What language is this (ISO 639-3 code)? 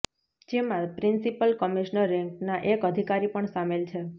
guj